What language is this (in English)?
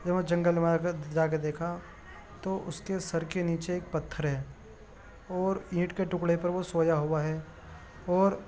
Urdu